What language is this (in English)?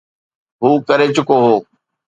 Sindhi